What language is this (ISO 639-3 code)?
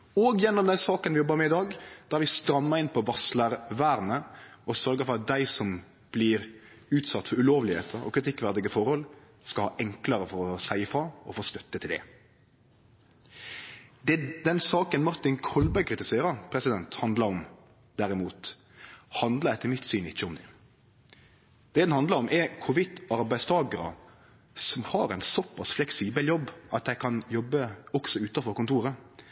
nno